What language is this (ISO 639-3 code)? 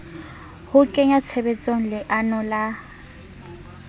sot